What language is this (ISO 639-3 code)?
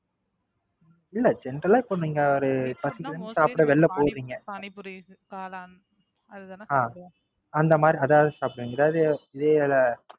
tam